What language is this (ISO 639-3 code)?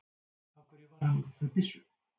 isl